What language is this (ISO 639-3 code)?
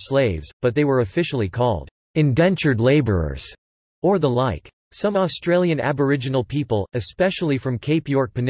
eng